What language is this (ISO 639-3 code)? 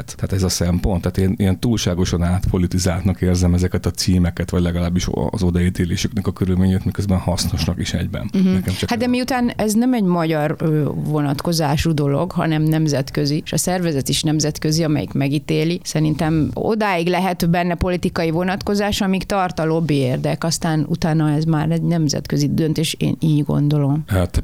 hun